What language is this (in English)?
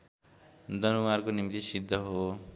Nepali